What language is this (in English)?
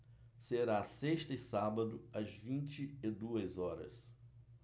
Portuguese